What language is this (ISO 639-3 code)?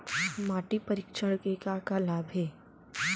hne